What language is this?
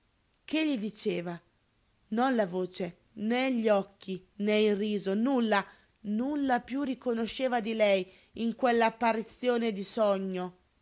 Italian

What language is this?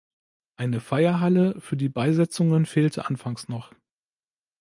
German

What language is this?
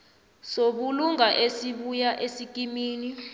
South Ndebele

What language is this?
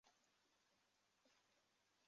Chinese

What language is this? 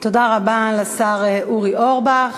Hebrew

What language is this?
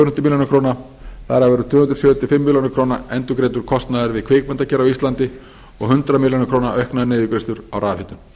Icelandic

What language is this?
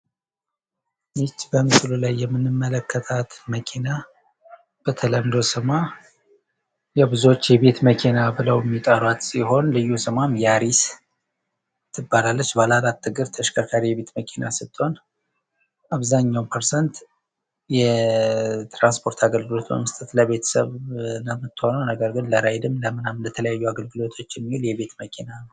Amharic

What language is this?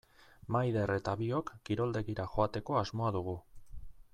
Basque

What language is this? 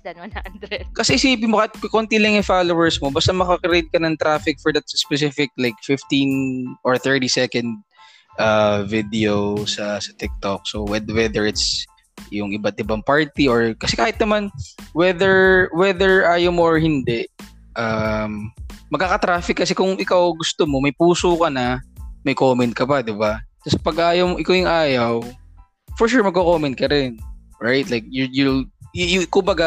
Filipino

